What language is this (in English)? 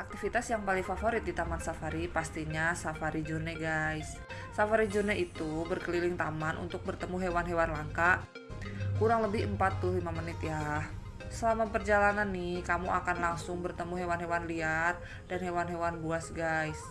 Indonesian